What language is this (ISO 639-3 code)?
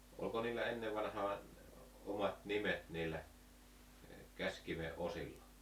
fin